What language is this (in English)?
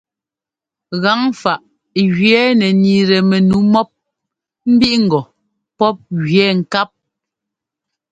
Ngomba